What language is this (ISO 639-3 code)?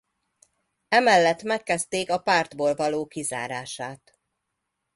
hun